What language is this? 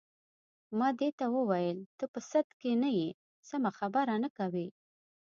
Pashto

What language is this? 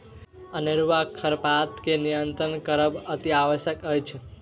Maithili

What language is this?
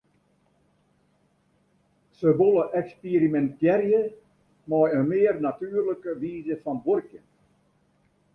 Western Frisian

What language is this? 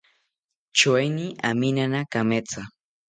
South Ucayali Ashéninka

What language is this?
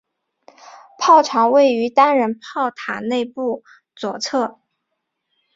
Chinese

